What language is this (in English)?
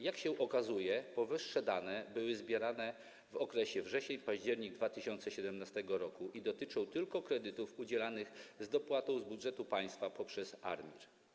Polish